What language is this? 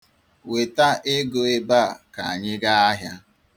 Igbo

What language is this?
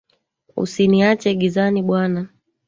Swahili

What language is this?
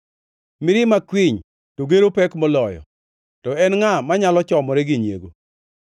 Luo (Kenya and Tanzania)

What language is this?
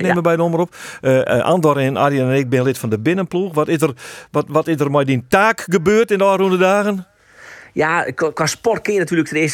Dutch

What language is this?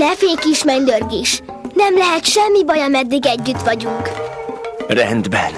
Hungarian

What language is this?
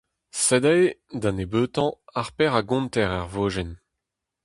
Breton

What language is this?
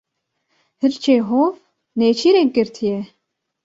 Kurdish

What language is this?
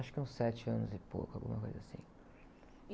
Portuguese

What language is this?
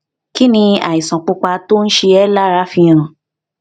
Yoruba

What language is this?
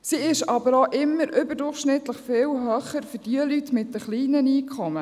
Swiss German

